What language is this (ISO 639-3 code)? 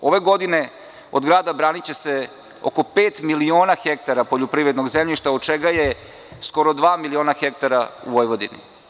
srp